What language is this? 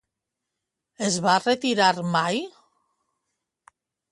Catalan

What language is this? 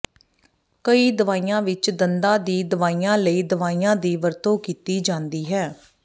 Punjabi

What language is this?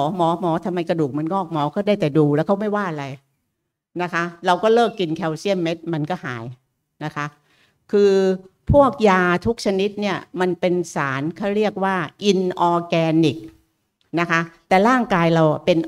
Thai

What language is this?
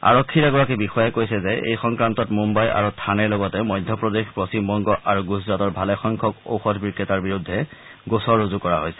Assamese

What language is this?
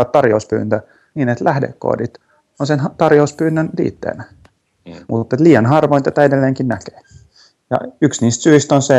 Finnish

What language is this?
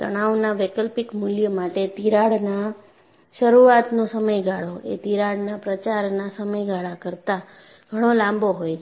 Gujarati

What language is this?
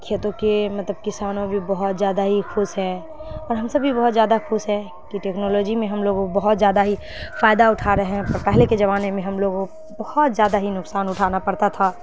Urdu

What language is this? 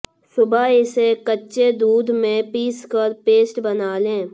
Hindi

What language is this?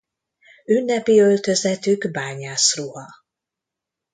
Hungarian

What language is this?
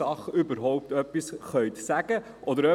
Swiss German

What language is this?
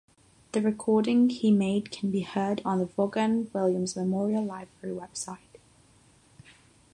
English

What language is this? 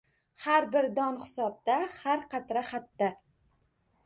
Uzbek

